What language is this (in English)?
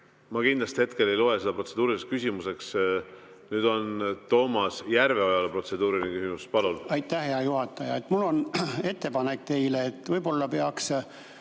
Estonian